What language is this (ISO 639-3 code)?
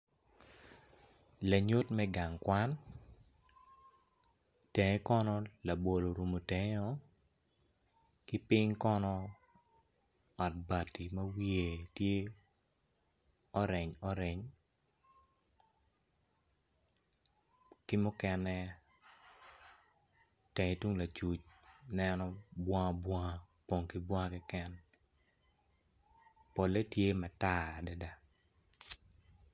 ach